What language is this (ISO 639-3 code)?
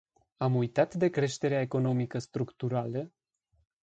ron